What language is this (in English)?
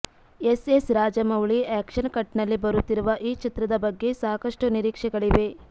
Kannada